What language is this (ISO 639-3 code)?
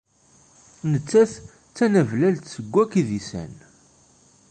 kab